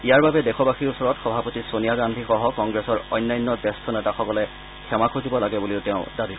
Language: Assamese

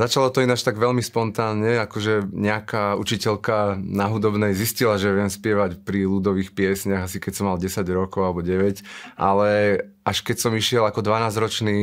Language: Slovak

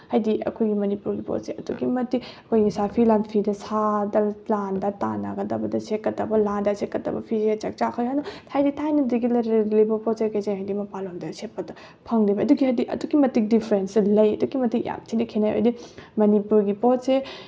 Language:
Manipuri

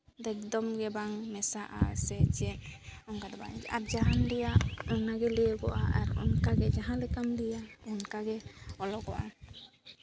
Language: Santali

